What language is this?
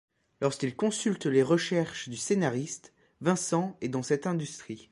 French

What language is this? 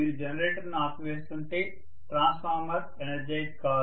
Telugu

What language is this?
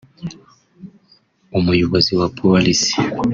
Kinyarwanda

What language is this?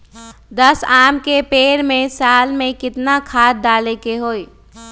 Magahi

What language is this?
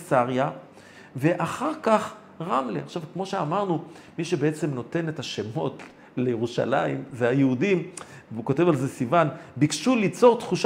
Hebrew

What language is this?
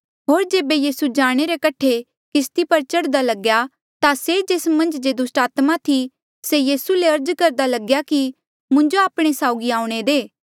Mandeali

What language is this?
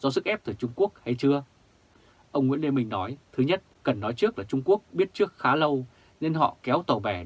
Vietnamese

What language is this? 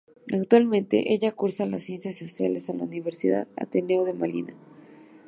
Spanish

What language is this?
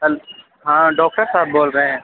Urdu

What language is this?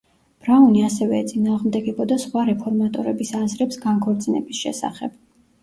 Georgian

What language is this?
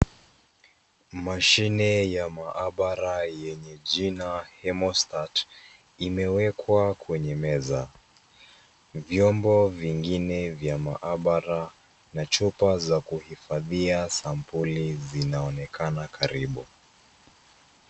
Swahili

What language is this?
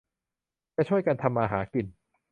Thai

